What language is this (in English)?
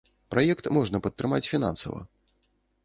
Belarusian